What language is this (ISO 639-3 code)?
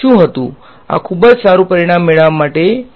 guj